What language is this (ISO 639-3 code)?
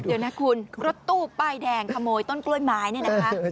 tha